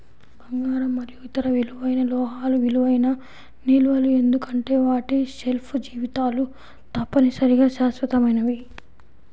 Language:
Telugu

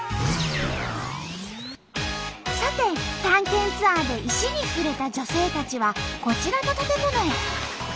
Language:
Japanese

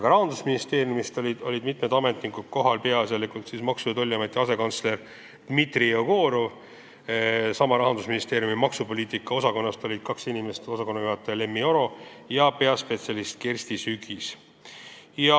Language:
Estonian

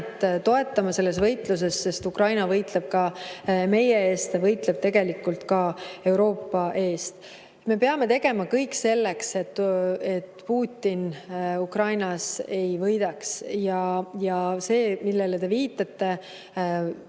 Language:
Estonian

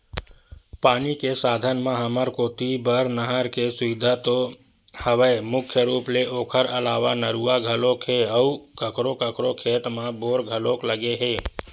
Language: Chhattisgarhi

